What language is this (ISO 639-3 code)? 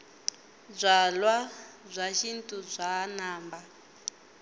tso